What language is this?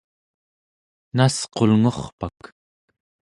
Central Yupik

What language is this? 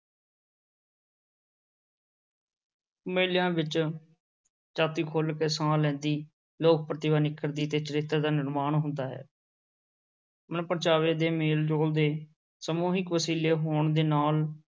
Punjabi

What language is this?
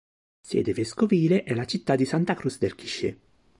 Italian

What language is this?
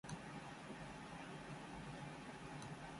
Japanese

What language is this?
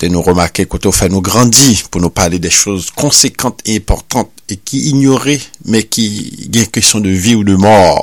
French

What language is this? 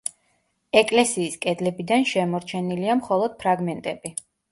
Georgian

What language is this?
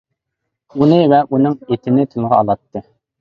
Uyghur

